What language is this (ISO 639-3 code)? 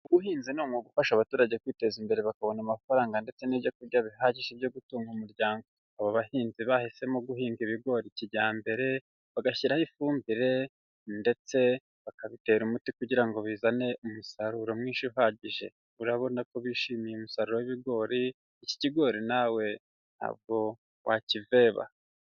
kin